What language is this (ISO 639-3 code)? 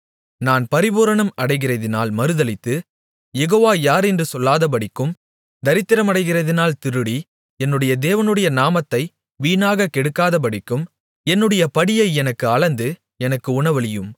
tam